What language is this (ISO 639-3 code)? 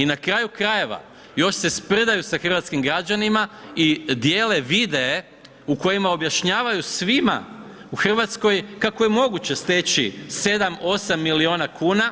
hrv